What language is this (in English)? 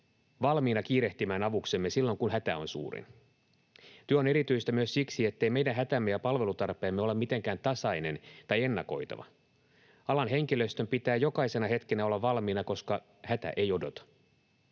Finnish